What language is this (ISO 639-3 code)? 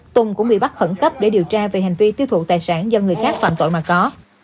vie